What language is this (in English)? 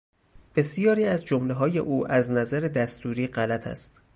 Persian